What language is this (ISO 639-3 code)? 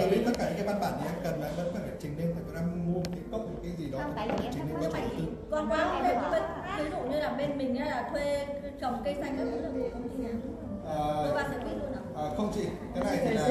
vie